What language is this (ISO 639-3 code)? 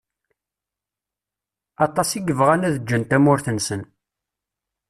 kab